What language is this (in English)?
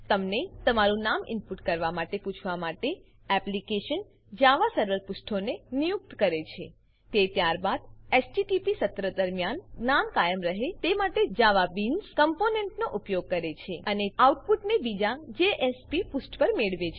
Gujarati